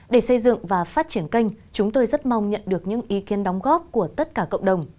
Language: Vietnamese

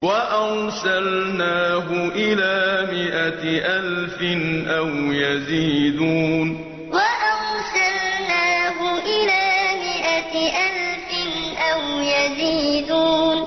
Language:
Arabic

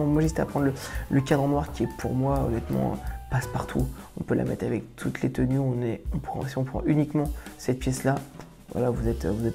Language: French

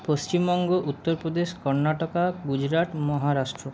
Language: Bangla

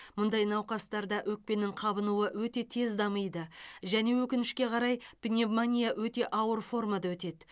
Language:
Kazakh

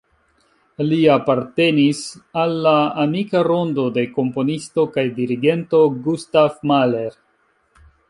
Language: Esperanto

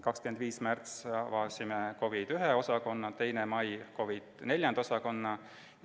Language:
Estonian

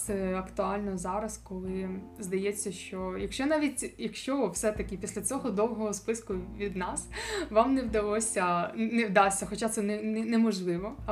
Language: Ukrainian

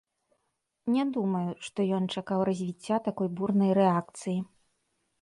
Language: Belarusian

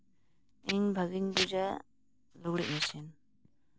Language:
Santali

